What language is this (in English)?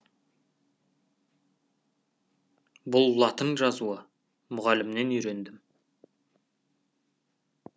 Kazakh